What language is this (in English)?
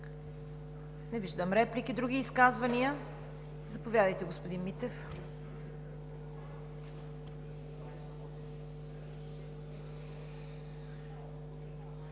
Bulgarian